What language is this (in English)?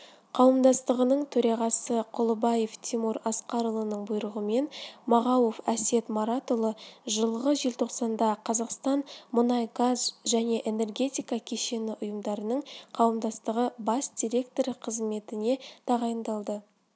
Kazakh